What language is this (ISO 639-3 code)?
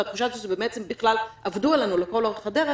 heb